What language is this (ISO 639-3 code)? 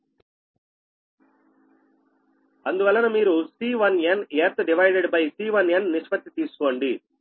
tel